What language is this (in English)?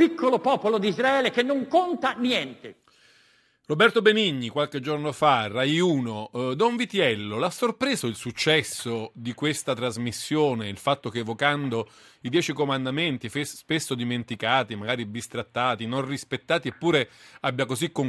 Italian